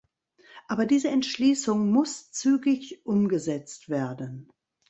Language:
German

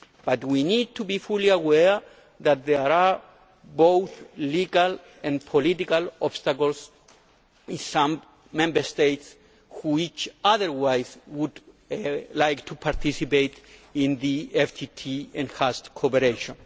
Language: English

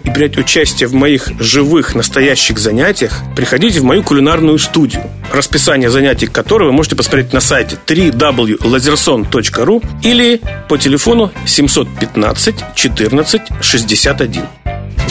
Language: Russian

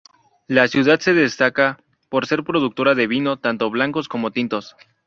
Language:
Spanish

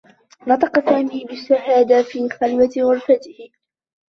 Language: Arabic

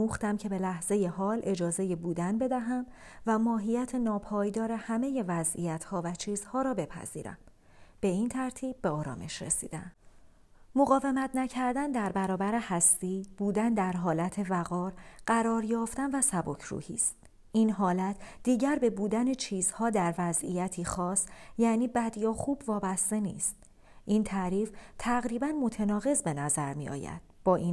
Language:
Persian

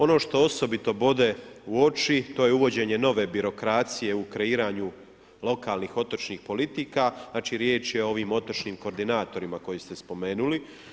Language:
Croatian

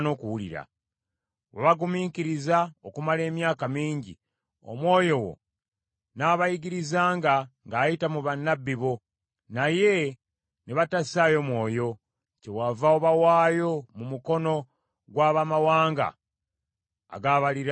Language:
Ganda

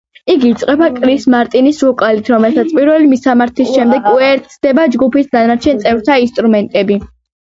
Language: Georgian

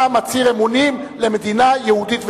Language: Hebrew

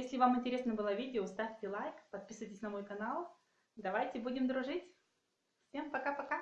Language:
Russian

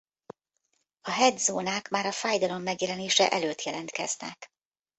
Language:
Hungarian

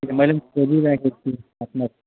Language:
Nepali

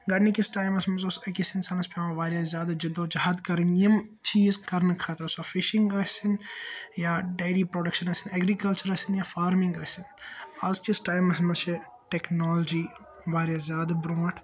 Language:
Kashmiri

